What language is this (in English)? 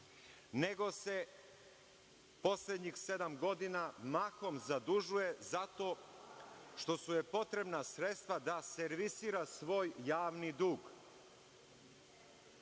Serbian